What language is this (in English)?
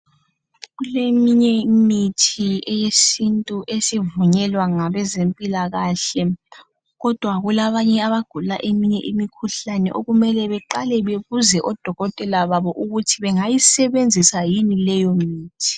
North Ndebele